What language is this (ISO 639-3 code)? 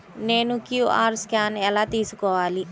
tel